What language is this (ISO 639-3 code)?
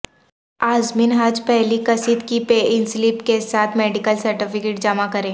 urd